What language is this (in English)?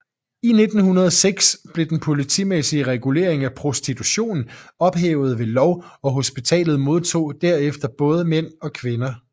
Danish